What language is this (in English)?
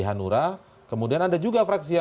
Indonesian